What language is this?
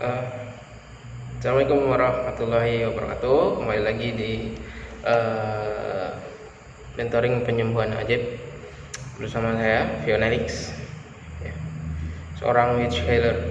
Indonesian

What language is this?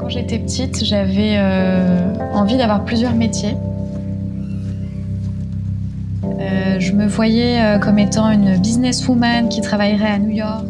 French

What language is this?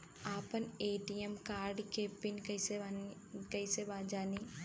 Bhojpuri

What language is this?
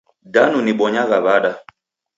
Taita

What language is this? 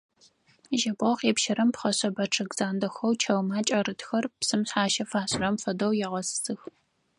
Adyghe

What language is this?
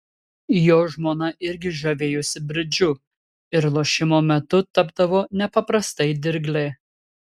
Lithuanian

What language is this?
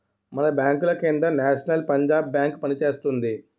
Telugu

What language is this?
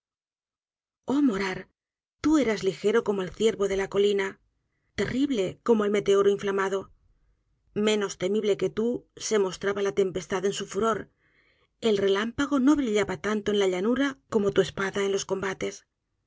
Spanish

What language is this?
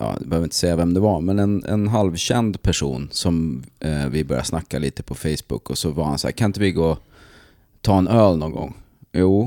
Swedish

